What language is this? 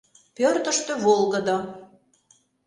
Mari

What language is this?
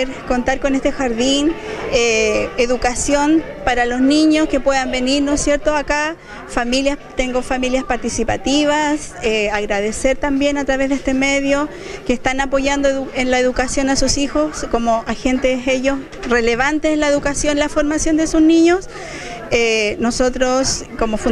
Spanish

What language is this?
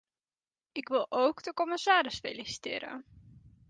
Dutch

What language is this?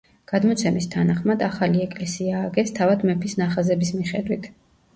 Georgian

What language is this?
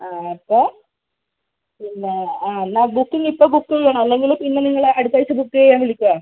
Malayalam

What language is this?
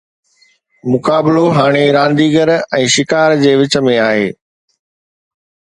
Sindhi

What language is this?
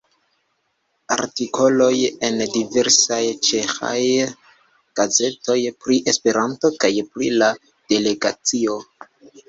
Esperanto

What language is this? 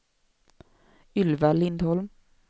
Swedish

